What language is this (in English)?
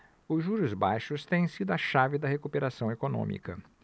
Portuguese